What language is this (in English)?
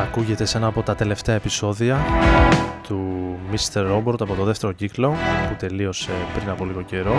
Greek